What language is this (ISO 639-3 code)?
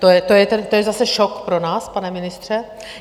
ces